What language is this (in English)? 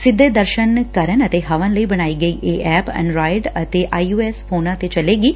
Punjabi